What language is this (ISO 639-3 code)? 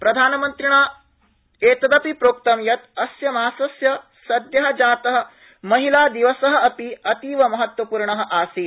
san